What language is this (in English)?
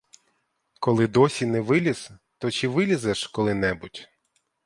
Ukrainian